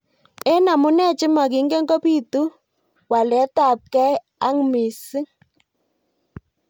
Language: Kalenjin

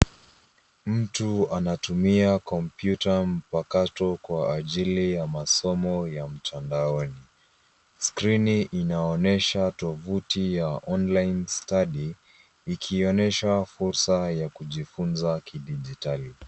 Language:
Swahili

